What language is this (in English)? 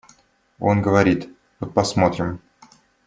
Russian